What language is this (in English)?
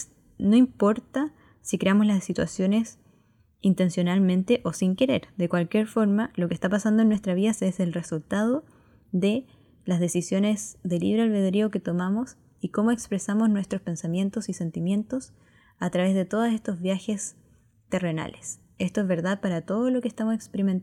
Spanish